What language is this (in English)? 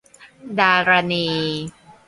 Thai